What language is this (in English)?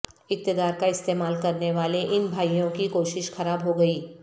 Urdu